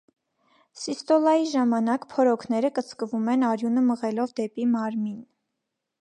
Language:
Armenian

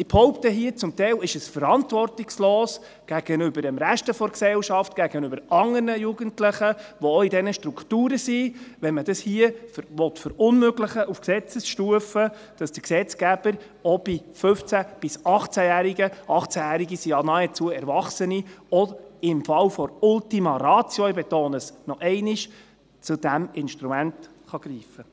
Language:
Swiss German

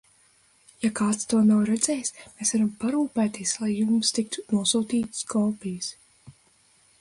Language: Latvian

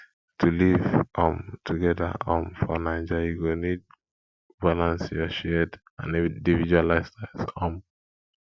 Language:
Nigerian Pidgin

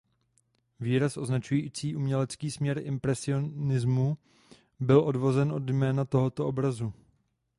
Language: Czech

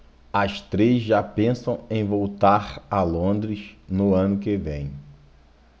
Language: Portuguese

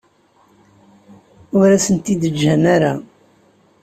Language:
Kabyle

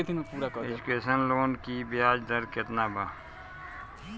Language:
Bhojpuri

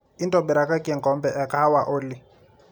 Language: Masai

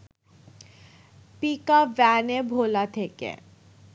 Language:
Bangla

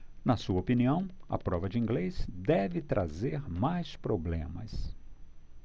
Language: Portuguese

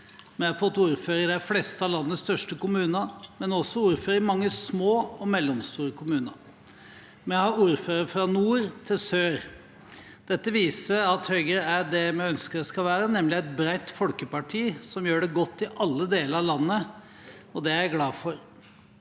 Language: Norwegian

